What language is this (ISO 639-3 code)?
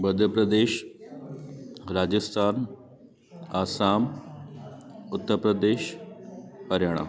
snd